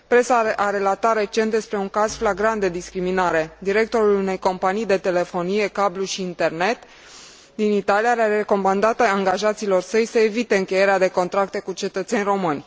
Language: Romanian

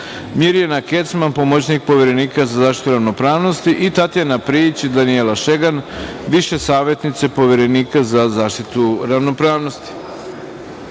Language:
Serbian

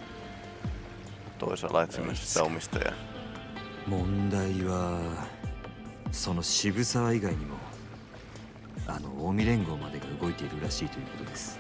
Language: Japanese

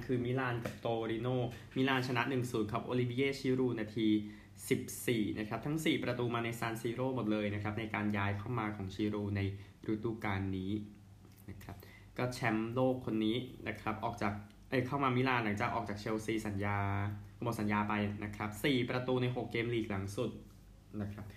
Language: Thai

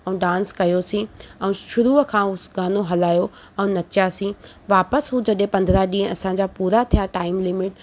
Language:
Sindhi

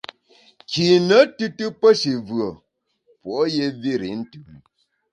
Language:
Bamun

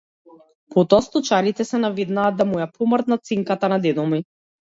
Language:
Macedonian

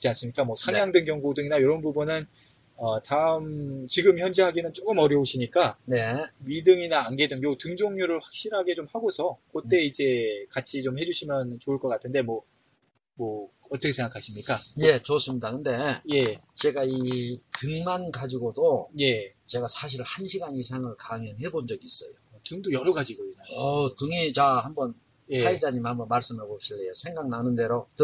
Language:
Korean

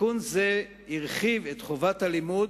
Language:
Hebrew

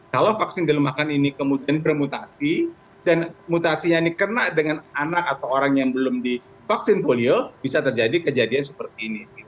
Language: Indonesian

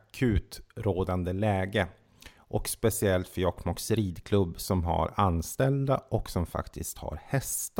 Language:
Swedish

